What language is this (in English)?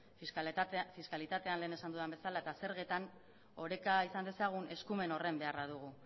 Basque